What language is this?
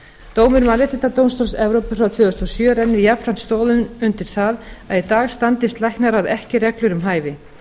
Icelandic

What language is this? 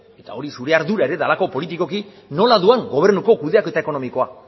Basque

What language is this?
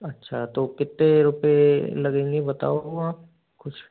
Hindi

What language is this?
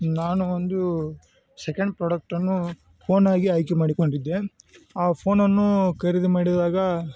Kannada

